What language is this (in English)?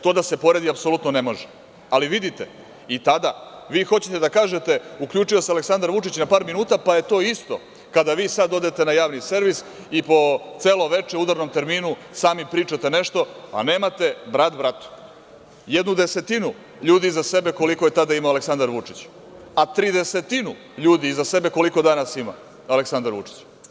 Serbian